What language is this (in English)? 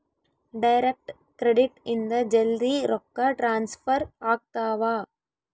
Kannada